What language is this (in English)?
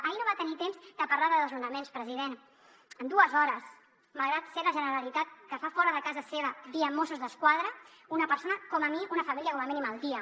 Catalan